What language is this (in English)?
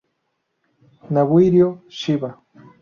Spanish